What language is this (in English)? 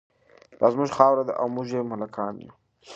Pashto